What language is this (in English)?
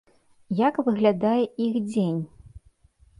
Belarusian